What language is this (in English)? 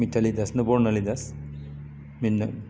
Bodo